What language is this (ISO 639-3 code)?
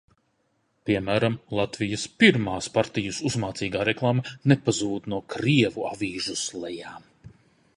lav